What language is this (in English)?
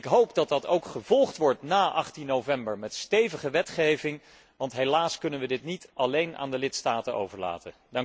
Dutch